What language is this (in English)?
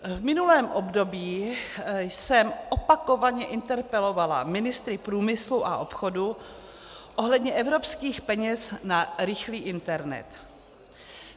Czech